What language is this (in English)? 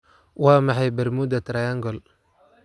Somali